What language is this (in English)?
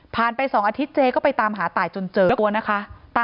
Thai